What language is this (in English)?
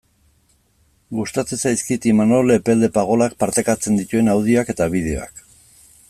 Basque